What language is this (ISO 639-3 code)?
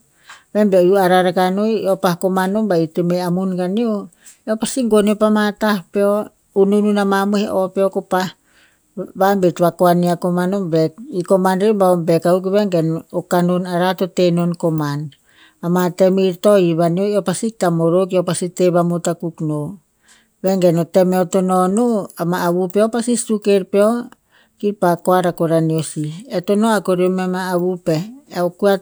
tpz